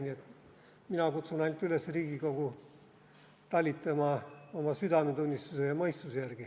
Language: Estonian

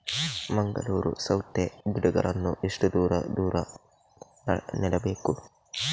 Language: Kannada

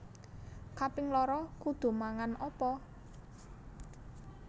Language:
Javanese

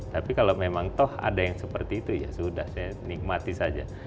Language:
Indonesian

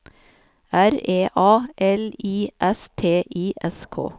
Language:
Norwegian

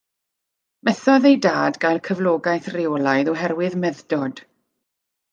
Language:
Welsh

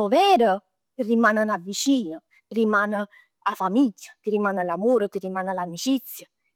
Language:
Neapolitan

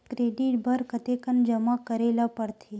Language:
Chhattisgarhi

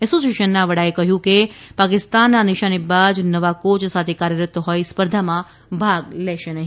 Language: Gujarati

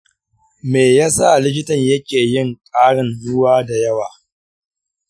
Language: Hausa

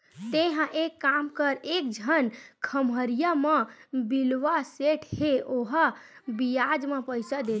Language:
Chhattisgarhi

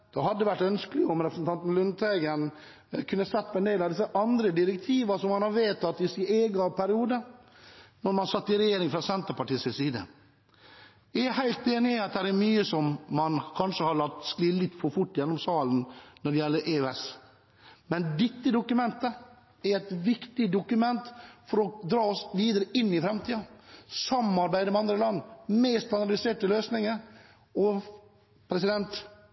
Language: Norwegian Bokmål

